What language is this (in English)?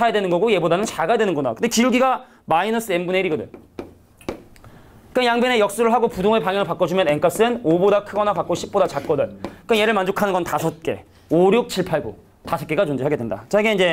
Korean